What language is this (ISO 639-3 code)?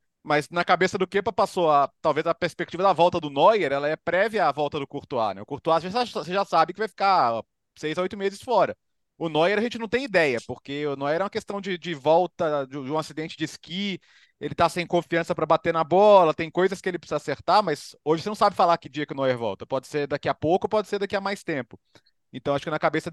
por